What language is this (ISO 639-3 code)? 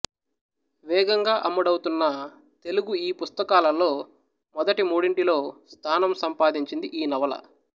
tel